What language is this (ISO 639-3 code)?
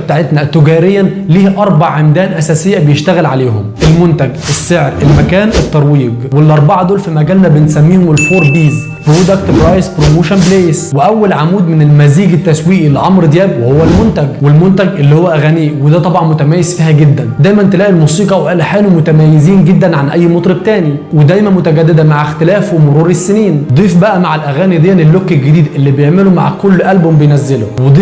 ara